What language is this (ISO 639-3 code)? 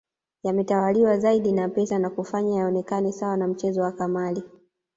swa